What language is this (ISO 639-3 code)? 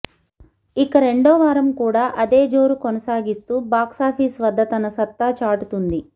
tel